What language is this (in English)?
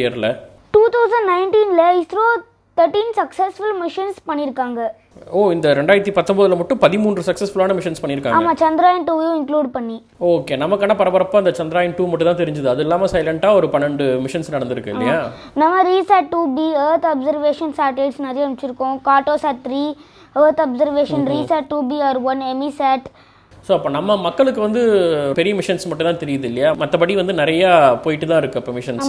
Tamil